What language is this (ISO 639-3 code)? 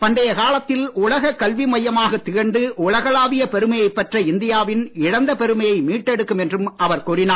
tam